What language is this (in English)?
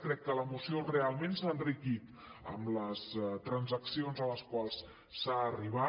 Catalan